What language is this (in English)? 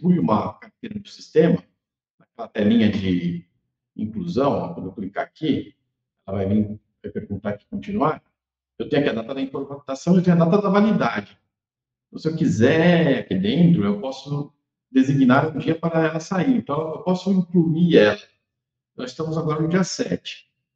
Portuguese